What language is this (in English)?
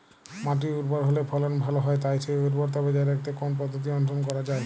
Bangla